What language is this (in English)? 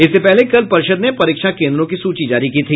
Hindi